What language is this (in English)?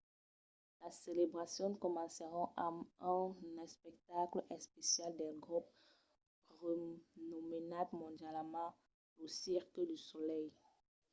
Occitan